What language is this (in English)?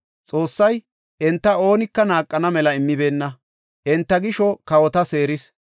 Gofa